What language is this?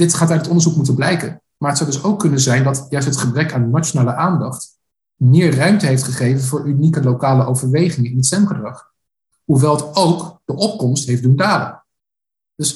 Dutch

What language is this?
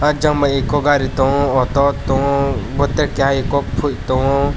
Kok Borok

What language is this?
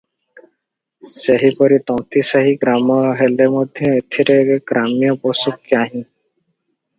Odia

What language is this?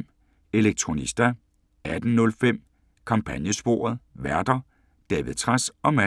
Danish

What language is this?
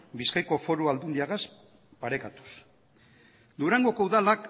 Basque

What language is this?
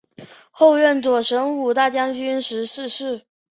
Chinese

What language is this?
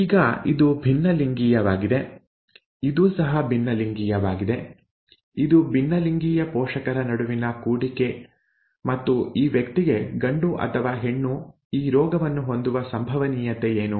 Kannada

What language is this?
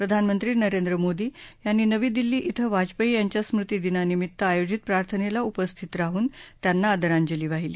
Marathi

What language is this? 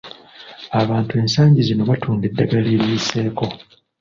Ganda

